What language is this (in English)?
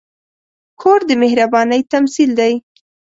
Pashto